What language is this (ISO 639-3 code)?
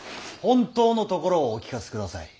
jpn